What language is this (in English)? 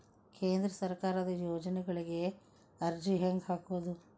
Kannada